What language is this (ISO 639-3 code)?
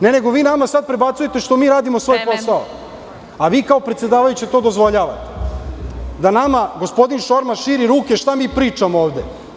srp